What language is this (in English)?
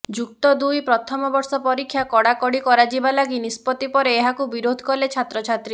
Odia